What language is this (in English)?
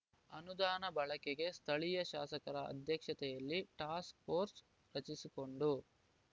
Kannada